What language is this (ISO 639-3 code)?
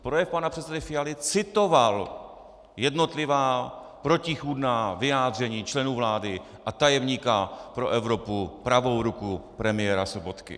ces